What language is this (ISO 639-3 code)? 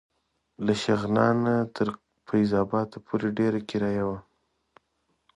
pus